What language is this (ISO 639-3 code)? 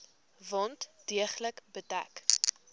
afr